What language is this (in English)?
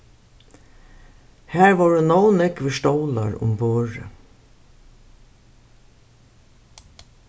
Faroese